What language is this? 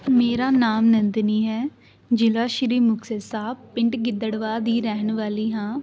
Punjabi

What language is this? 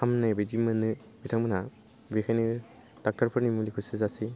Bodo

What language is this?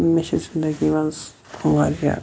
Kashmiri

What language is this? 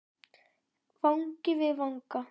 Icelandic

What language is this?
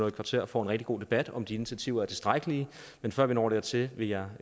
Danish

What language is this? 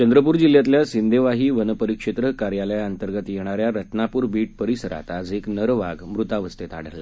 Marathi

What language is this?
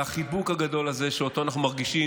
Hebrew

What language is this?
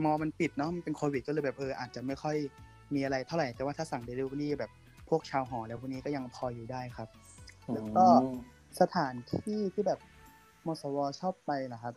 Thai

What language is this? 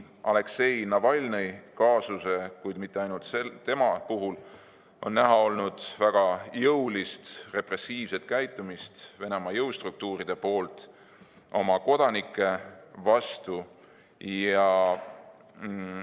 Estonian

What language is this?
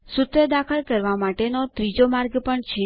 Gujarati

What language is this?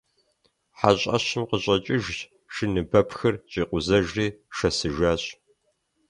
Kabardian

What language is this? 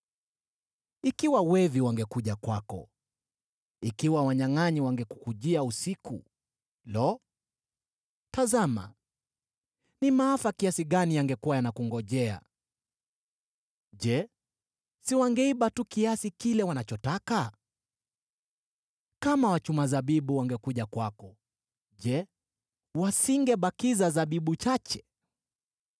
Swahili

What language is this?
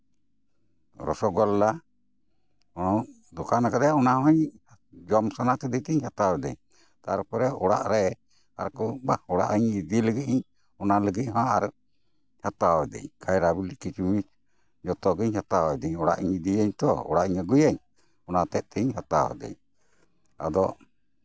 Santali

